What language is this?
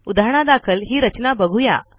Marathi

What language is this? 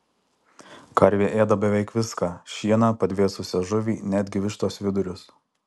Lithuanian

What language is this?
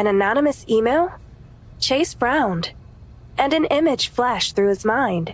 English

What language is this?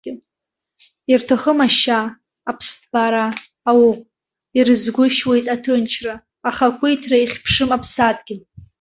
Abkhazian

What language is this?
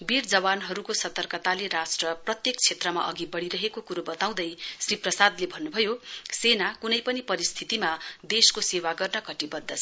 Nepali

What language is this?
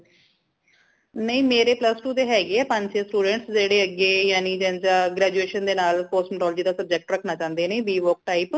Punjabi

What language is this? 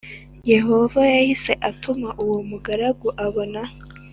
Kinyarwanda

